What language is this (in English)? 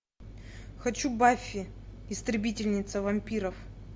Russian